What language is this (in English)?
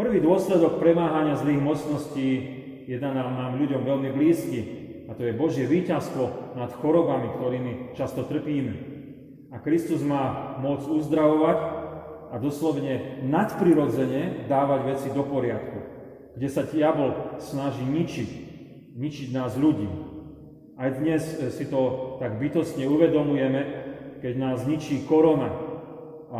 Slovak